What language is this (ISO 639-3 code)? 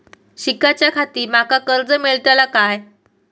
mar